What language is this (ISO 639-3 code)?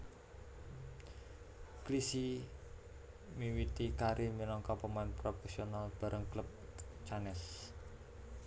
jav